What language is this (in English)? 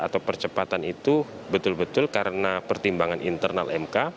Indonesian